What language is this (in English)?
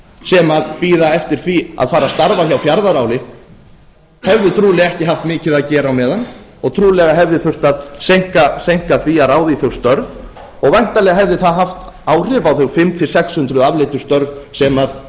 Icelandic